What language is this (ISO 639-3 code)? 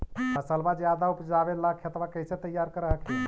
mag